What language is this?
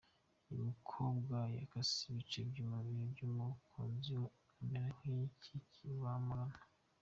Kinyarwanda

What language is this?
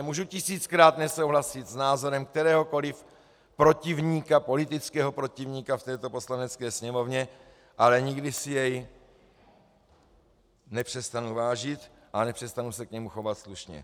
Czech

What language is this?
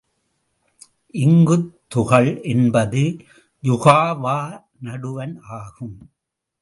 Tamil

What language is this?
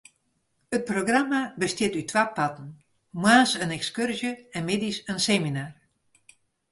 Western Frisian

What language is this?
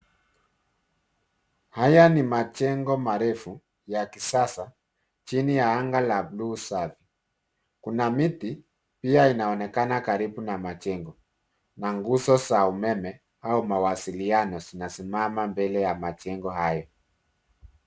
Swahili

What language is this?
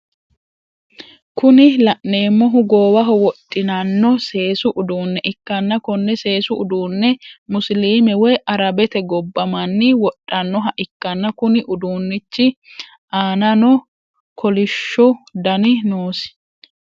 Sidamo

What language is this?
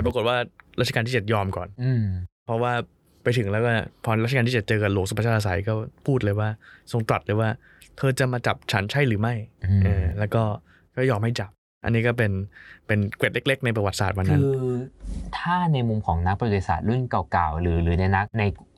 Thai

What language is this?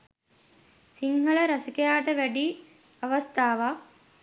Sinhala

